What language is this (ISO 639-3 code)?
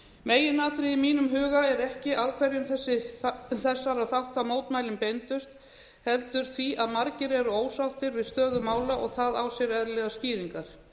isl